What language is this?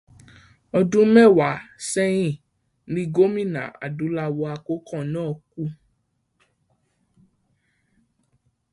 Yoruba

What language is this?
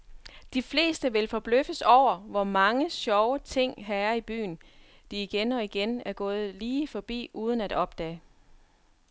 Danish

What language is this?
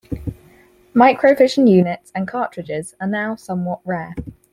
English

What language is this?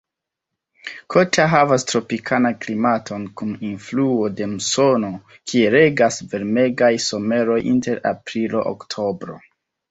Esperanto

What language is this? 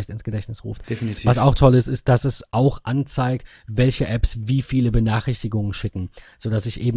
German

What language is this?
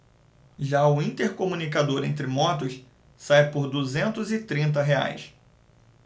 Portuguese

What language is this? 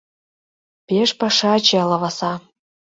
Mari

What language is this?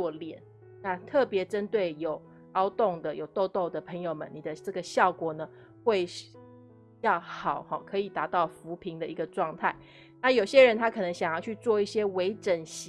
Chinese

